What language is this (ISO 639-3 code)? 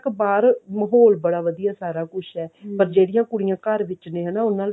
pan